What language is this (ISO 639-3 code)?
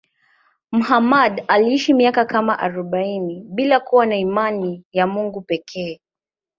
swa